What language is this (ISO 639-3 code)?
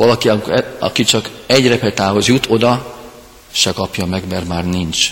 hun